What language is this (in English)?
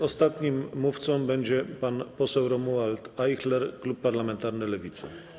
Polish